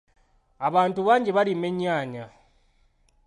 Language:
Ganda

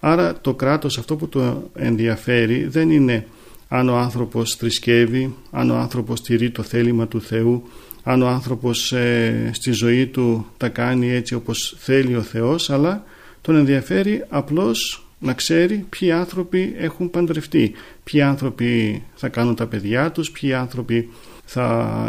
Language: Greek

